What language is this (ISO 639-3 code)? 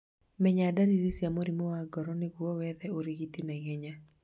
kik